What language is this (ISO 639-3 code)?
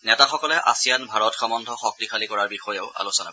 asm